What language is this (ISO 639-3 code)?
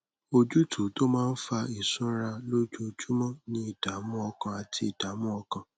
yor